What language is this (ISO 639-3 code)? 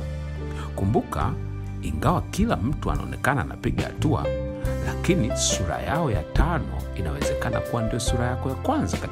swa